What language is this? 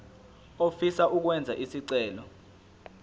Zulu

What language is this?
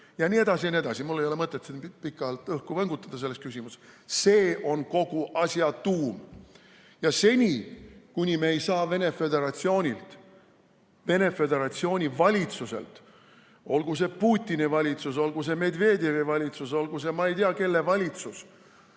Estonian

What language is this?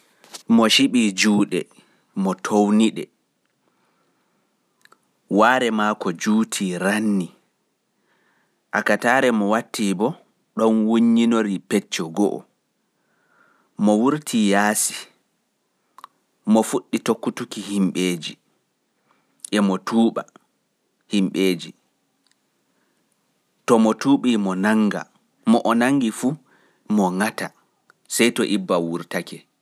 Fula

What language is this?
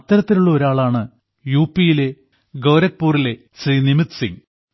Malayalam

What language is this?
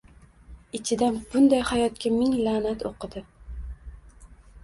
Uzbek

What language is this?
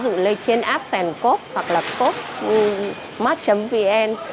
Vietnamese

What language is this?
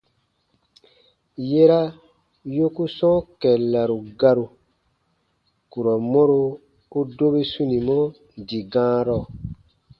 Baatonum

